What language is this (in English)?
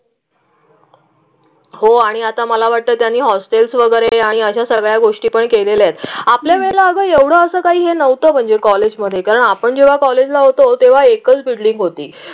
Marathi